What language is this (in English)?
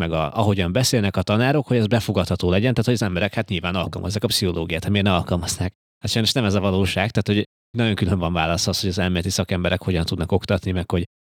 Hungarian